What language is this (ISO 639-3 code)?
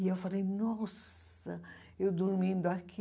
por